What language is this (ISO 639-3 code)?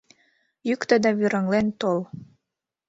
chm